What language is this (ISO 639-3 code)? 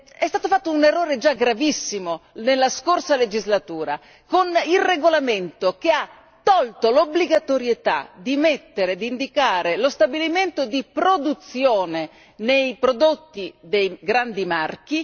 ita